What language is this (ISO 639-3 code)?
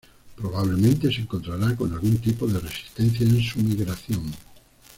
spa